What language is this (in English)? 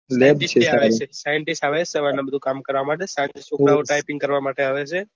Gujarati